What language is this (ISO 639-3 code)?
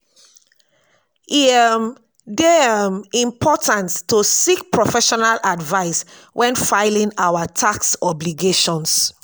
pcm